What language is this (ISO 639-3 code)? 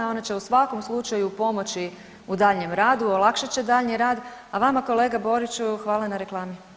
hrv